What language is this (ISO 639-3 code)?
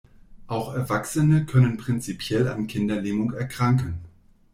deu